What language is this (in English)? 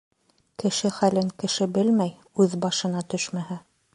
Bashkir